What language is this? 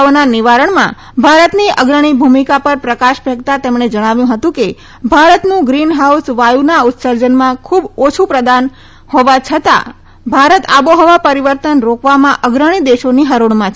Gujarati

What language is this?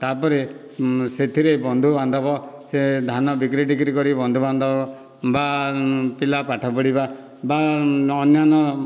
Odia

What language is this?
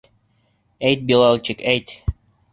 Bashkir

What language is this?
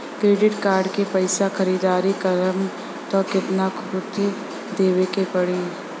Bhojpuri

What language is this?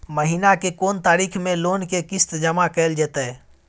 Maithili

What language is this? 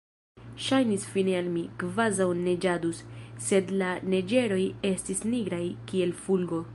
Esperanto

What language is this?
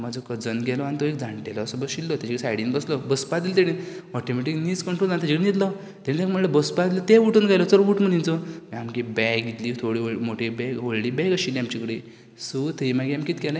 Konkani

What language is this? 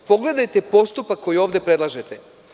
Serbian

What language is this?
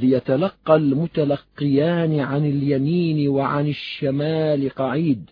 Arabic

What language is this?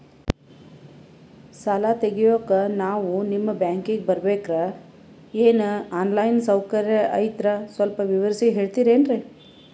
Kannada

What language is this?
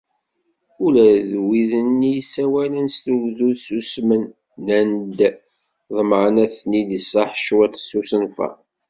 Kabyle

